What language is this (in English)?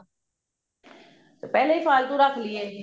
Punjabi